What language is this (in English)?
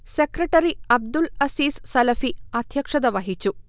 Malayalam